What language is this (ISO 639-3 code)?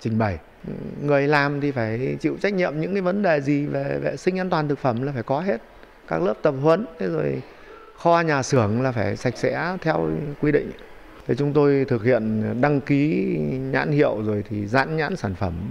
vie